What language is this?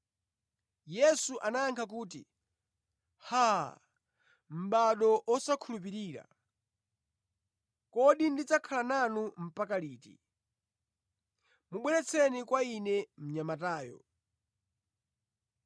Nyanja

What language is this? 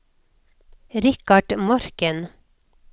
Norwegian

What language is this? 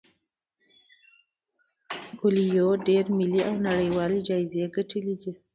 Pashto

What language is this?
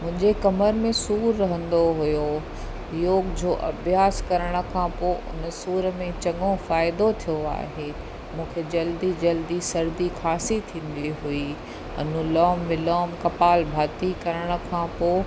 Sindhi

